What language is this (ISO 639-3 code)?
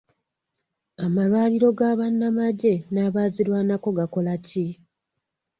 lug